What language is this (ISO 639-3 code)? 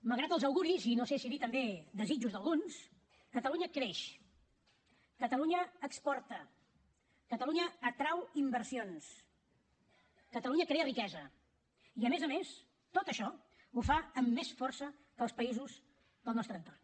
cat